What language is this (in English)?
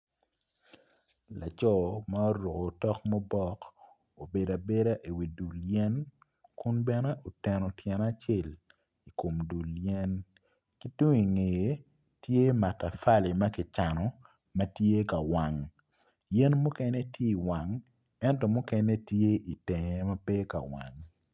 Acoli